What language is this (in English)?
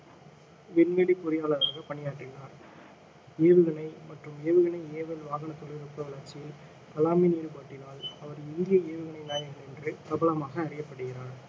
Tamil